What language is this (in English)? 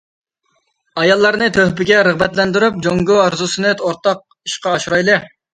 Uyghur